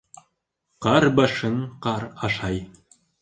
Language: Bashkir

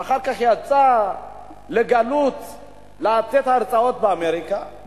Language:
Hebrew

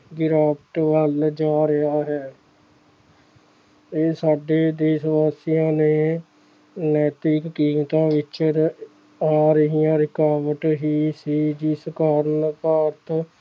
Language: Punjabi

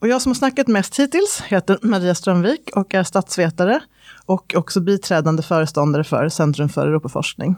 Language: Swedish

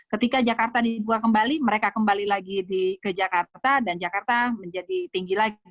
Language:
Indonesian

